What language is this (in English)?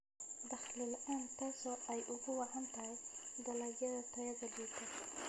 Somali